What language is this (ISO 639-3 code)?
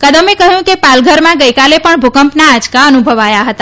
guj